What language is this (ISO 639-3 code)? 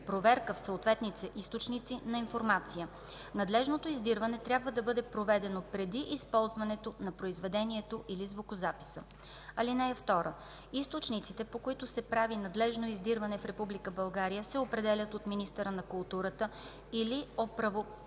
bul